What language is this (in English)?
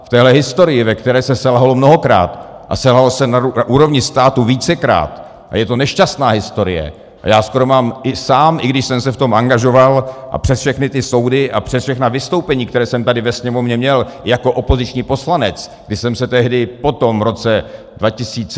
Czech